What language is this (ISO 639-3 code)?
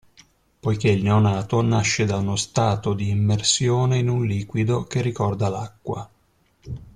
ita